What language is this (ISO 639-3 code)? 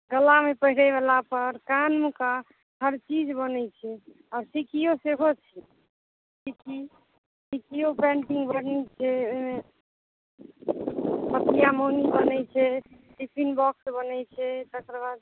mai